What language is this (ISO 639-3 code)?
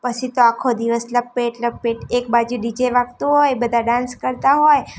guj